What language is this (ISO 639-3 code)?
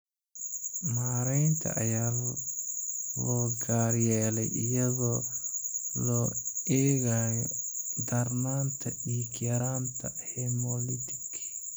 som